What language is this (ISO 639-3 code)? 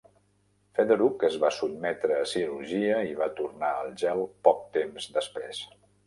cat